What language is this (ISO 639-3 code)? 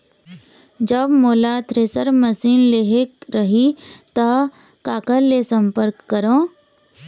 hne